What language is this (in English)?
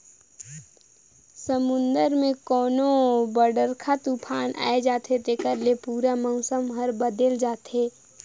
Chhattisgarhi